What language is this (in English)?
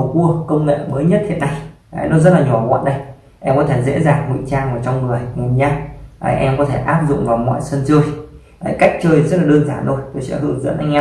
Vietnamese